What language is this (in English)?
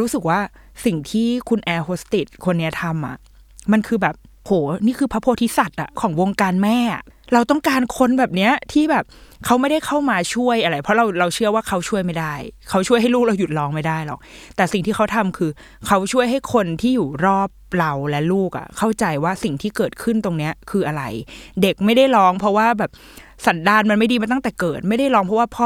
Thai